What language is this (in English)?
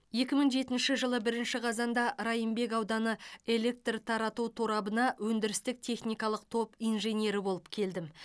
Kazakh